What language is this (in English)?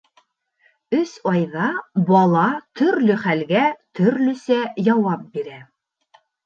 Bashkir